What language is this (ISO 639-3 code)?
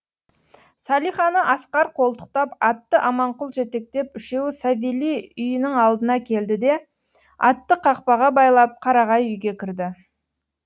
kaz